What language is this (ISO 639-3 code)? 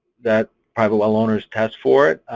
eng